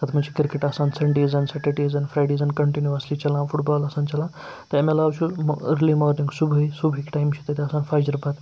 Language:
Kashmiri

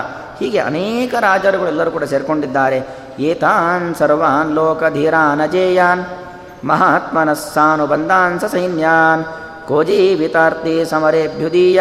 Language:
Kannada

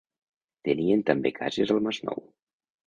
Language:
Catalan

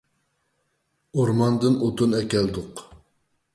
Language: Uyghur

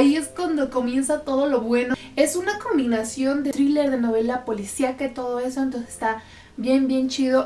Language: Spanish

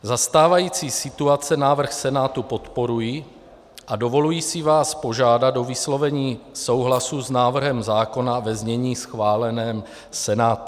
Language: Czech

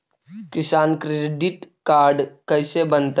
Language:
Magahi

